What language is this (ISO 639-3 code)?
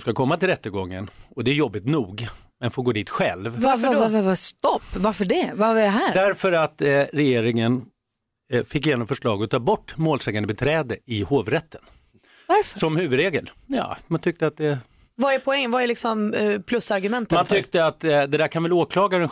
swe